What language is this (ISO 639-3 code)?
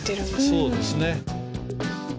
jpn